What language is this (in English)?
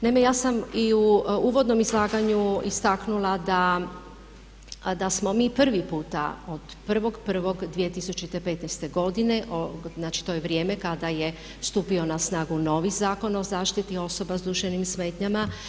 Croatian